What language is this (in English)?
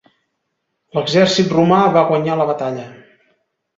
Catalan